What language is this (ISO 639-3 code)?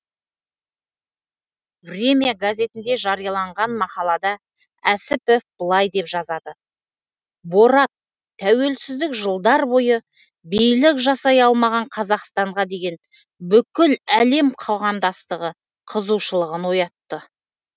kaz